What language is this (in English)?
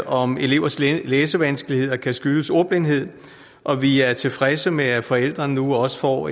Danish